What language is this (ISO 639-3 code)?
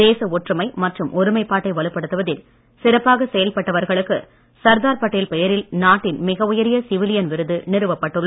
tam